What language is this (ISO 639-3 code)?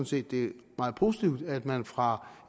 dan